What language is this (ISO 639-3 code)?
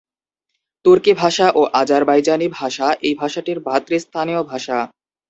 ben